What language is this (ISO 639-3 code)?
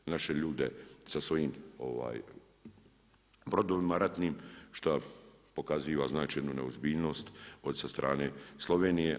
hrv